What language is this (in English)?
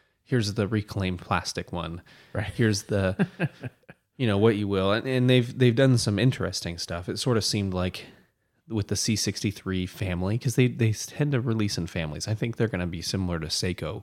English